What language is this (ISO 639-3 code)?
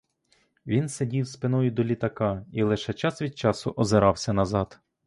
ukr